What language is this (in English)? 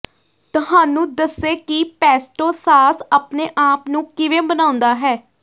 Punjabi